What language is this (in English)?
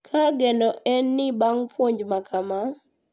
Luo (Kenya and Tanzania)